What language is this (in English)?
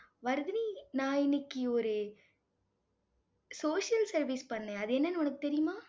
Tamil